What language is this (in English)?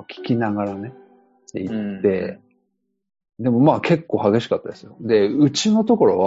Japanese